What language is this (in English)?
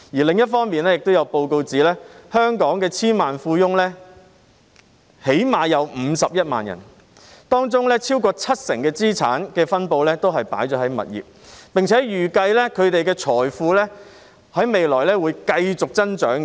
Cantonese